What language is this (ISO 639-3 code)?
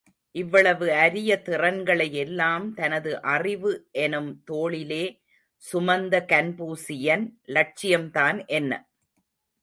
tam